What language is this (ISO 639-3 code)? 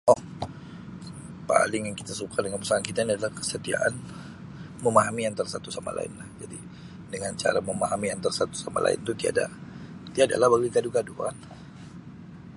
msi